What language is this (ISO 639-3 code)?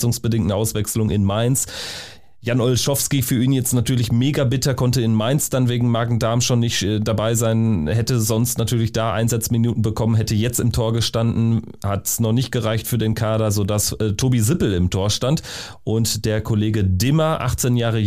deu